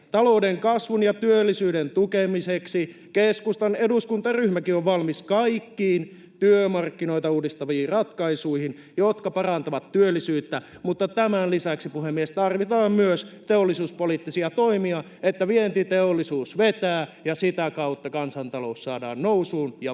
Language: Finnish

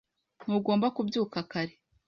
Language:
Kinyarwanda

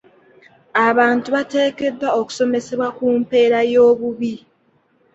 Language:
Ganda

